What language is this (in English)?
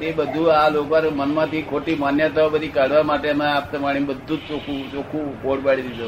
Gujarati